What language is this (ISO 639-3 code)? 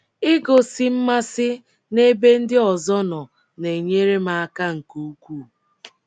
ibo